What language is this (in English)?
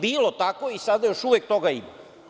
Serbian